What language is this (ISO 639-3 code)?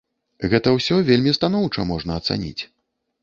bel